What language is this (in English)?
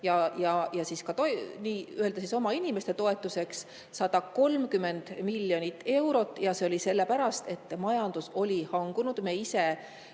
Estonian